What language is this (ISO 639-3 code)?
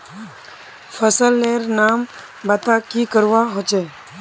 mag